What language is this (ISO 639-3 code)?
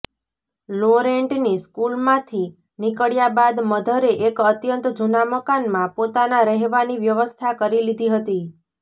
guj